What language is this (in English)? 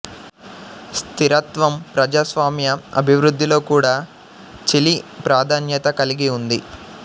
Telugu